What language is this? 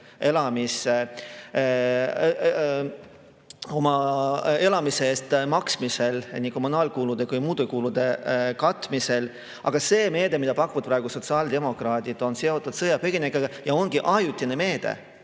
Estonian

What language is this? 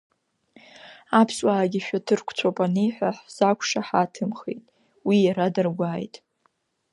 Abkhazian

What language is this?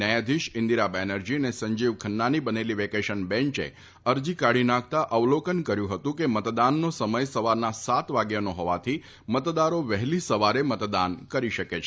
Gujarati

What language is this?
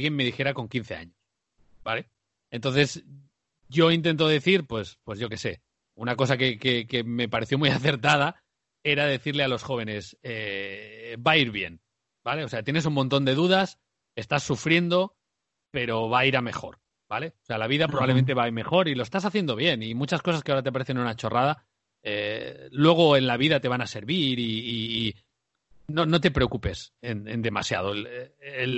Spanish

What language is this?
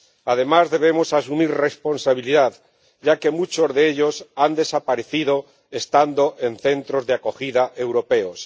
Spanish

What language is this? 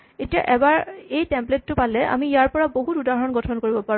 Assamese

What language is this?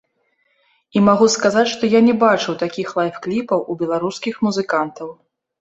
Belarusian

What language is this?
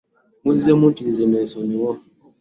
Ganda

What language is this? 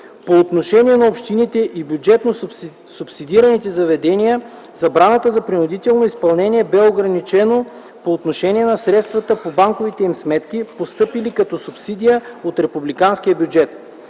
Bulgarian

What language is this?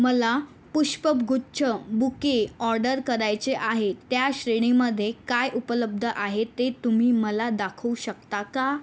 Marathi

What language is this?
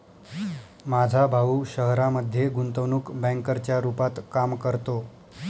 Marathi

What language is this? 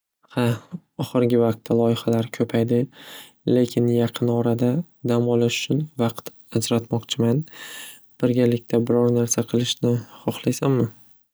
Uzbek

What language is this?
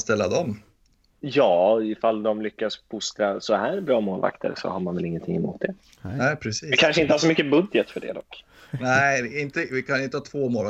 Swedish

